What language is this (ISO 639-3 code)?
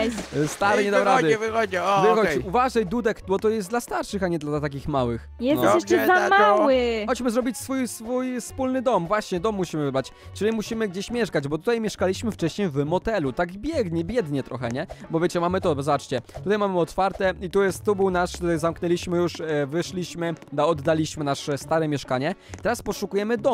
pol